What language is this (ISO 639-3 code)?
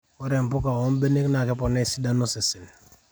mas